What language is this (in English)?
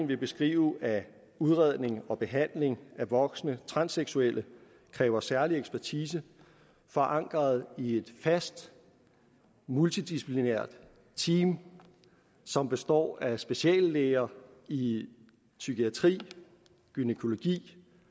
Danish